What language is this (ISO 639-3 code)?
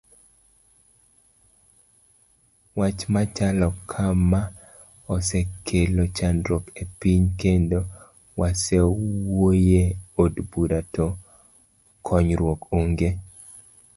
luo